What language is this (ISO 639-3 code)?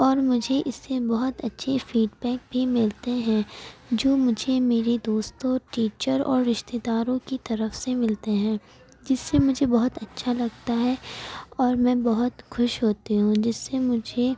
urd